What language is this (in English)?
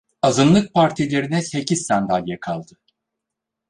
Turkish